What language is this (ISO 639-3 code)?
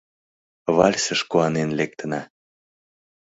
chm